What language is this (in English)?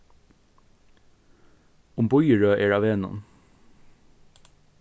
Faroese